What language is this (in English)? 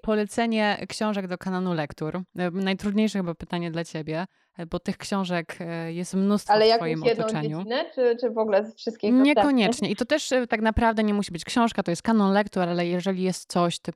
Polish